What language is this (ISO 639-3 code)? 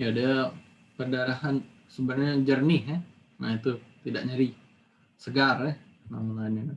ind